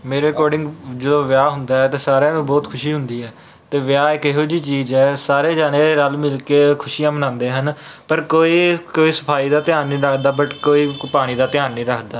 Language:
Punjabi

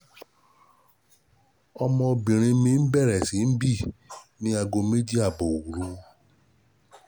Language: Yoruba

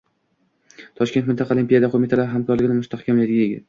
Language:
Uzbek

